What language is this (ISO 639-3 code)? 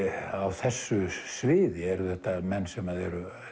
isl